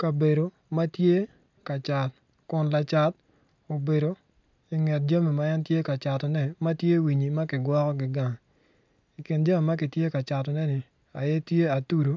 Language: Acoli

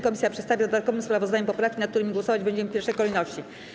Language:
Polish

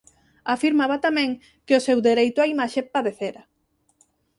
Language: Galician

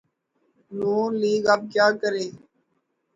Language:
Urdu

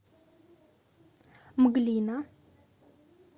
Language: Russian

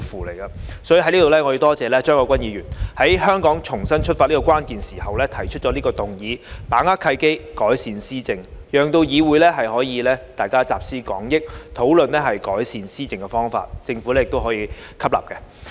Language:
Cantonese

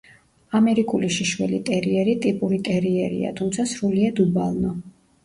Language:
Georgian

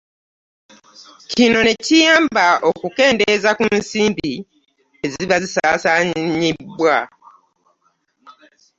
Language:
Ganda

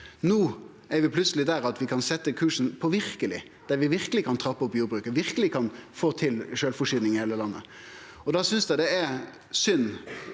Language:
Norwegian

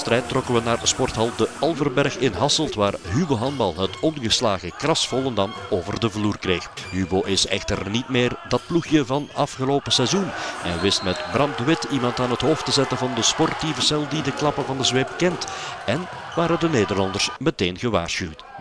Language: Dutch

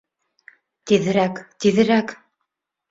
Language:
Bashkir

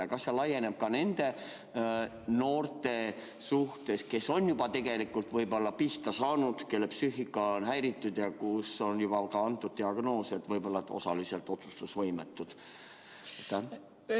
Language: Estonian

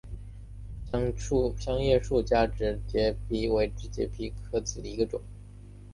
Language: Chinese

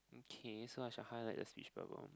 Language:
English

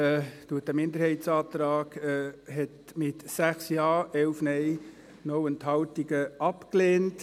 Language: Swiss German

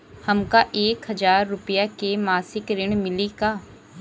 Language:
Bhojpuri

